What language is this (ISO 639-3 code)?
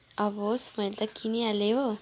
nep